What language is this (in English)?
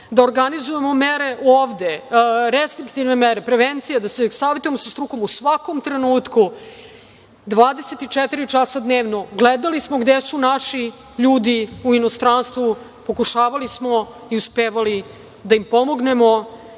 Serbian